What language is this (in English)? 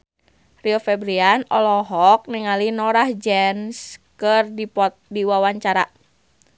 Sundanese